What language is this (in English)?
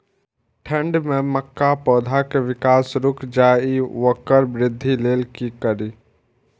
Maithili